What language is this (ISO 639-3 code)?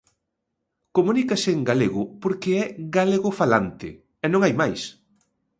glg